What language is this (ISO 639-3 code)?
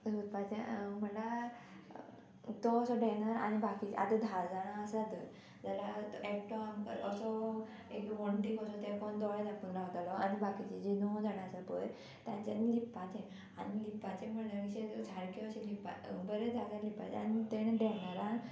kok